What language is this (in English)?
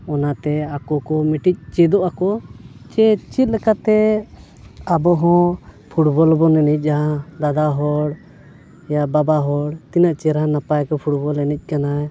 Santali